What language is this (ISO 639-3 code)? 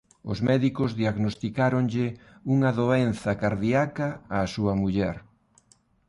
glg